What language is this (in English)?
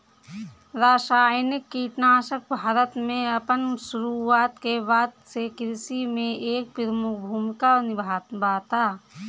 Bhojpuri